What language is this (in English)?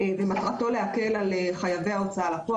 Hebrew